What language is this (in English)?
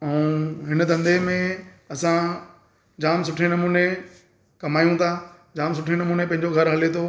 Sindhi